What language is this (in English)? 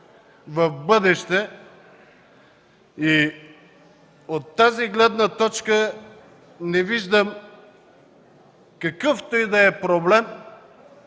Bulgarian